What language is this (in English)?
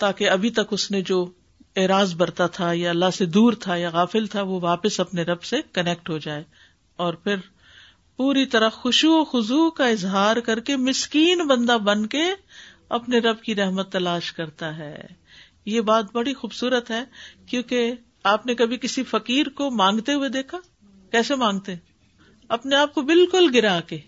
Urdu